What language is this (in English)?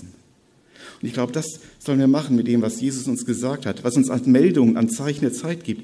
German